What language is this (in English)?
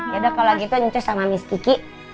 Indonesian